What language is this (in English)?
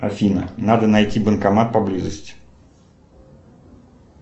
Russian